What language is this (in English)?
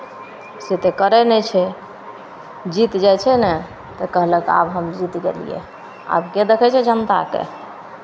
Maithili